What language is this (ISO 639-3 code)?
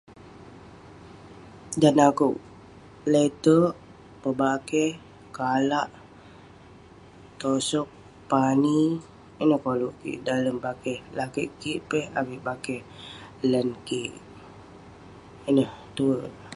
pne